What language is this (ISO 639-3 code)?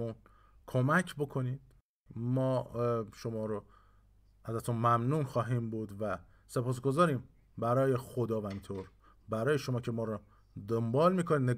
fas